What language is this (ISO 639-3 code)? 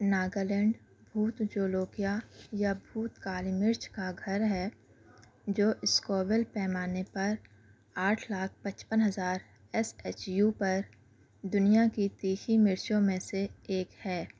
urd